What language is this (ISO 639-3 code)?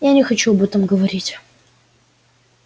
rus